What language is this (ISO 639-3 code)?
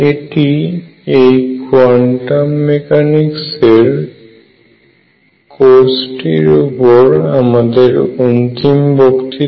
ben